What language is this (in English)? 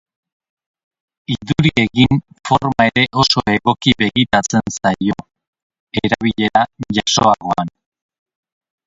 Basque